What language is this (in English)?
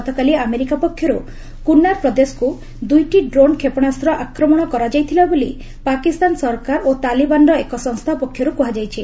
Odia